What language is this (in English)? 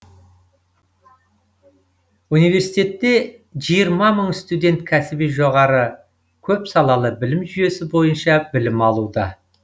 Kazakh